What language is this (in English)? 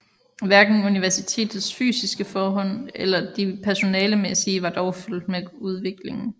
Danish